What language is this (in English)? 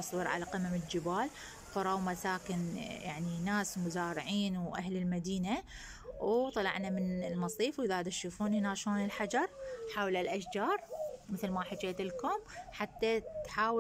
Arabic